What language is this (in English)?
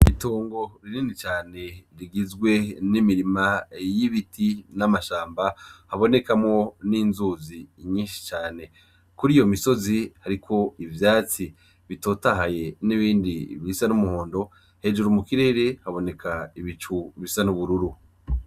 Rundi